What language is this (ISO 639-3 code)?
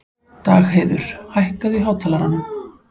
isl